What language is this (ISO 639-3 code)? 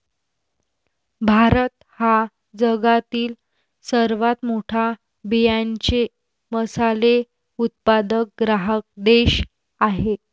mar